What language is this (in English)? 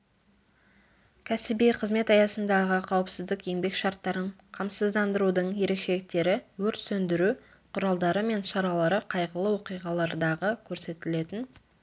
Kazakh